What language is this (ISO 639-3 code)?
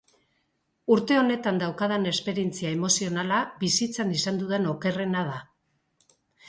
eus